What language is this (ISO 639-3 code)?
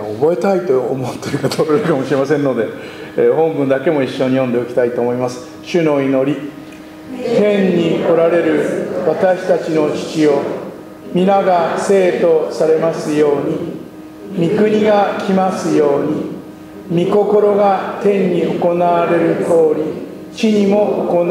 jpn